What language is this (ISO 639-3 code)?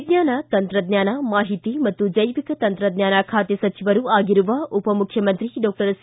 kan